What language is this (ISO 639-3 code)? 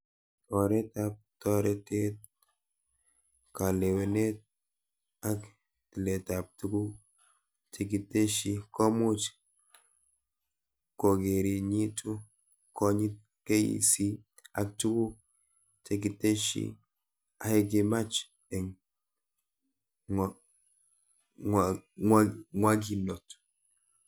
kln